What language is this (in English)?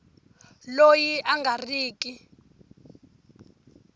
Tsonga